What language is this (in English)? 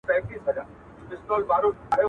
Pashto